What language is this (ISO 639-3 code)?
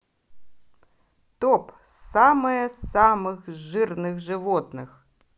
rus